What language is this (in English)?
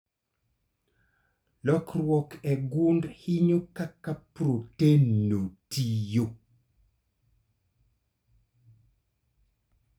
Luo (Kenya and Tanzania)